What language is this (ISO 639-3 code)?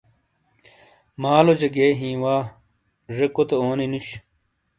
scl